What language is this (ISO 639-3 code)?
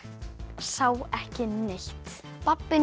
isl